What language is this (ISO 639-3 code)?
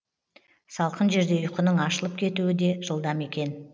kaz